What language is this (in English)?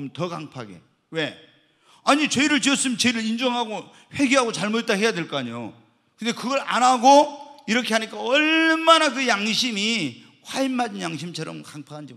Korean